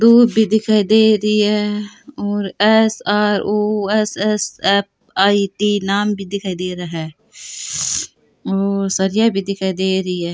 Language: Rajasthani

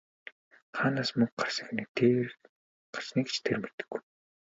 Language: Mongolian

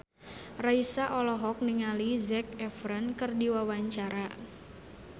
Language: Sundanese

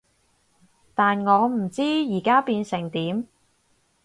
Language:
Cantonese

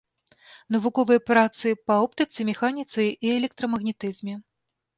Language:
Belarusian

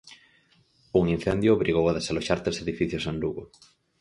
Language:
Galician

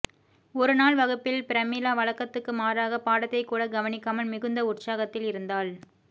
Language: Tamil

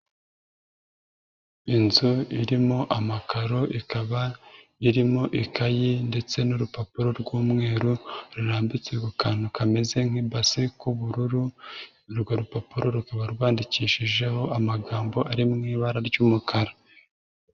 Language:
Kinyarwanda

